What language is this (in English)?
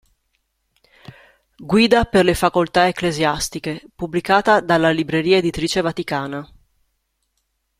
Italian